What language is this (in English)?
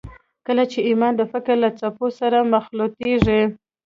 Pashto